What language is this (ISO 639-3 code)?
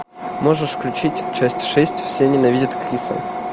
rus